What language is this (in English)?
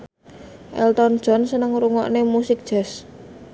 Javanese